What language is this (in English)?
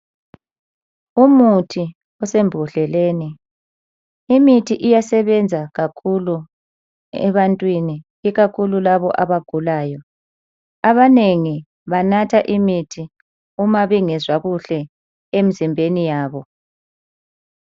North Ndebele